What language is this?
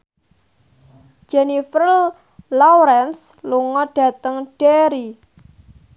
Javanese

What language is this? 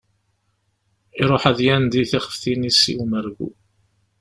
Kabyle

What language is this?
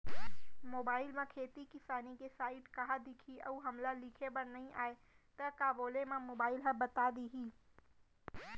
Chhattisgarhi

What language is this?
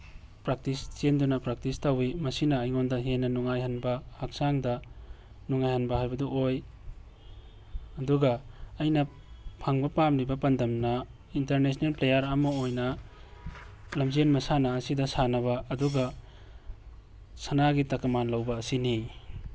Manipuri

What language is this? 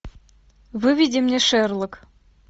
Russian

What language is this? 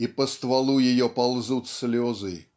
Russian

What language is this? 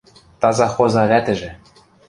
Western Mari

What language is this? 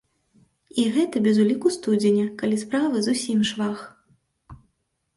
Belarusian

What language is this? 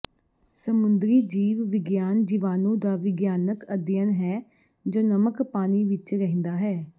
Punjabi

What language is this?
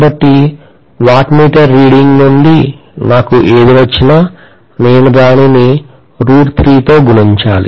Telugu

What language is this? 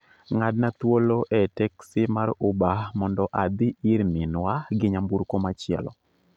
Luo (Kenya and Tanzania)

